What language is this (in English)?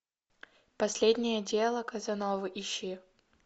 Russian